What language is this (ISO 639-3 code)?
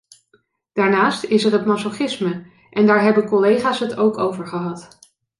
nld